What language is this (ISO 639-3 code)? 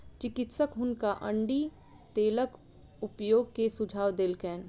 mai